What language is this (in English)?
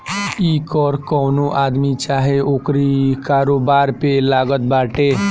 Bhojpuri